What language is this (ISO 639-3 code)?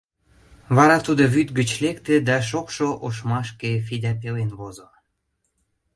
chm